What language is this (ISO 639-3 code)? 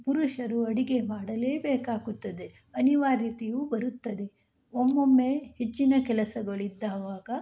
kan